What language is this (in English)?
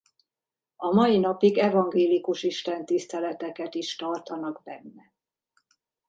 Hungarian